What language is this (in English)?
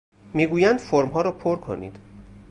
Persian